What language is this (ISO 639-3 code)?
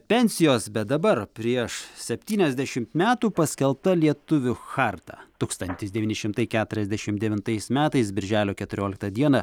lit